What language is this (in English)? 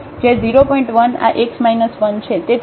Gujarati